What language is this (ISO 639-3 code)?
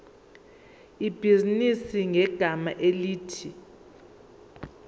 zul